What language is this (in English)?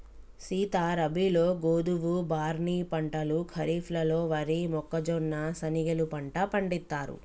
Telugu